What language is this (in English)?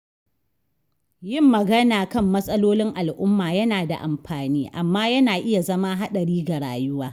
Hausa